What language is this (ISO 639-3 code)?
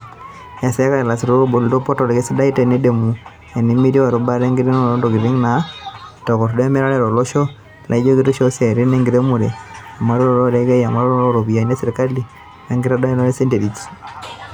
mas